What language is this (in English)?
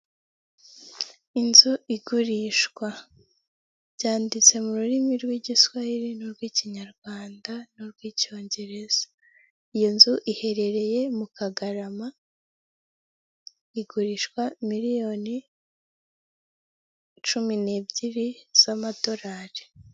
Kinyarwanda